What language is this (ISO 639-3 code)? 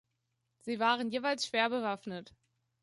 deu